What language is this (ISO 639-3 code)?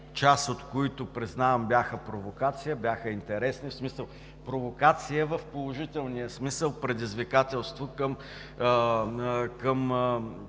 bul